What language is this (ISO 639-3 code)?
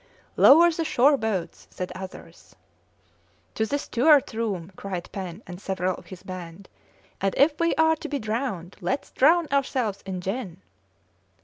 eng